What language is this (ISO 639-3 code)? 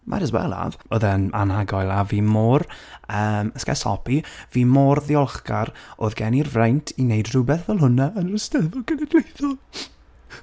cym